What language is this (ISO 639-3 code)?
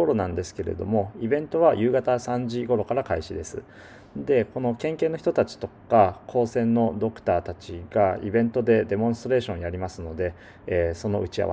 jpn